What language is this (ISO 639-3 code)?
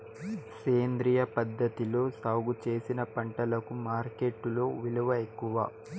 tel